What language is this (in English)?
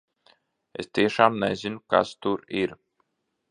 Latvian